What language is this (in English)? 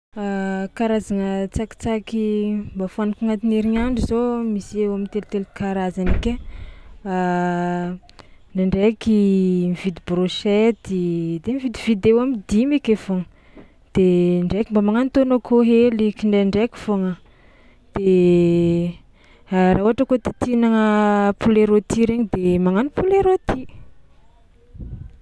Tsimihety Malagasy